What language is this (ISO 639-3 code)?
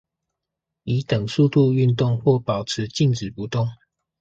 zho